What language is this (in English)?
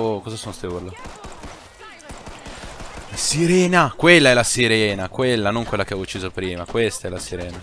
Italian